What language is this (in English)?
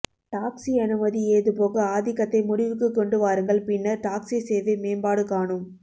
Tamil